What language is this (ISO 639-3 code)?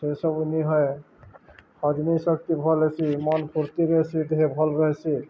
ori